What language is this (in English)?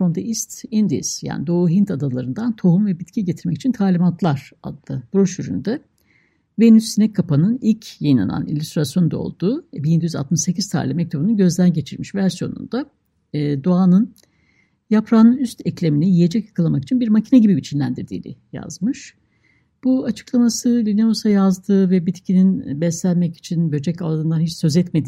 Turkish